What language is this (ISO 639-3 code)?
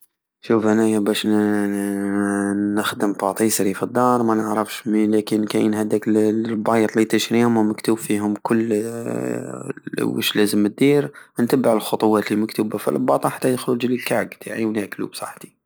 aao